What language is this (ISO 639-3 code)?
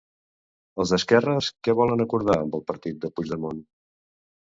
cat